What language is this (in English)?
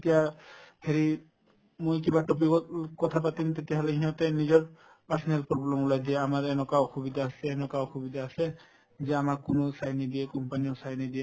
Assamese